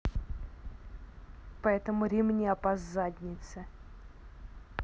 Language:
Russian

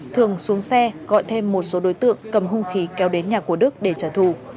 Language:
Vietnamese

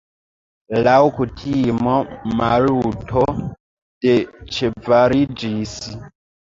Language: Esperanto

